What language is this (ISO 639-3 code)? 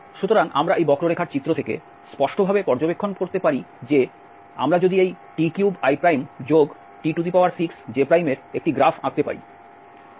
ben